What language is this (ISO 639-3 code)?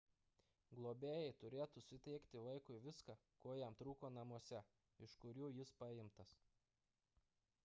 lit